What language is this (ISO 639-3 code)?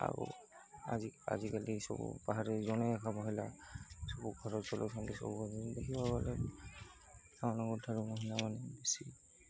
ori